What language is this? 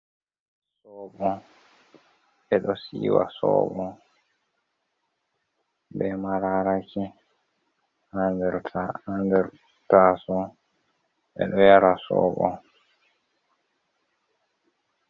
Fula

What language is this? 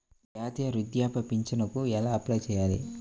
Telugu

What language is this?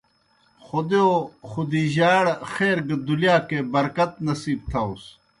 Kohistani Shina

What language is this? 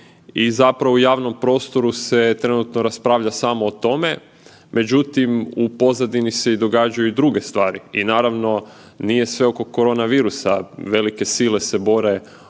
Croatian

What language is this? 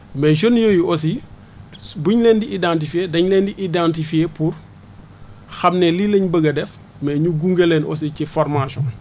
Wolof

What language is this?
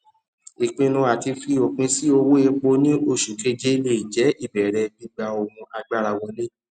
Yoruba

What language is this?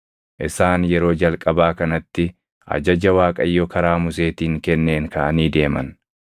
Oromo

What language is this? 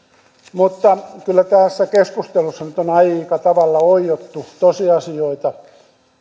Finnish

